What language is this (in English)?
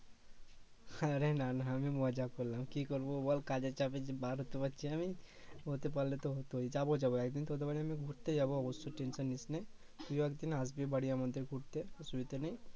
Bangla